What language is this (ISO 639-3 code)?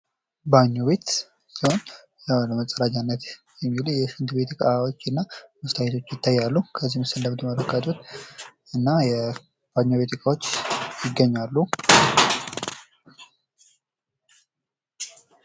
amh